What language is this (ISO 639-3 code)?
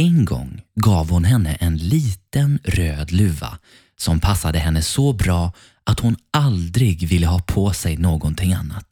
swe